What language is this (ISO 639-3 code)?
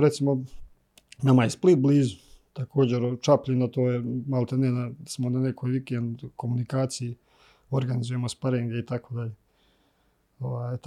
hrv